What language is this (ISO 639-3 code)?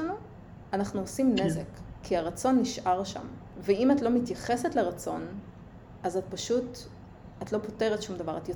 heb